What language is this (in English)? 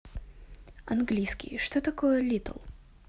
Russian